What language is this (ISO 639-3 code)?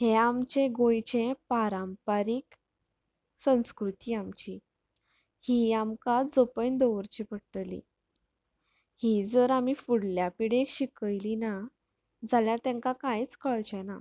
kok